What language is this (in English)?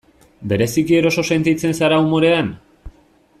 Basque